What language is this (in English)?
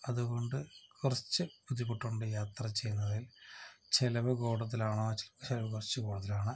Malayalam